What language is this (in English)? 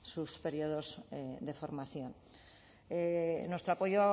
Spanish